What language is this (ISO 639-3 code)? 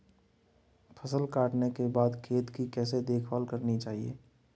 hin